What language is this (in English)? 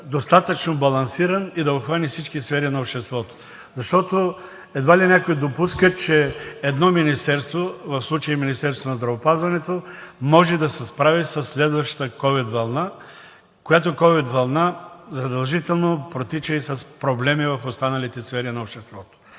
Bulgarian